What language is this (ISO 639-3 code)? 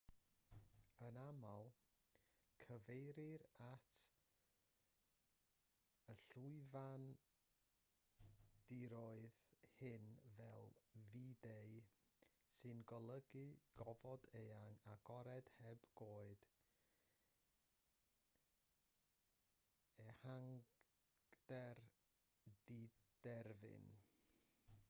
cym